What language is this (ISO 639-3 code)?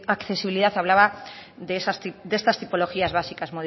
spa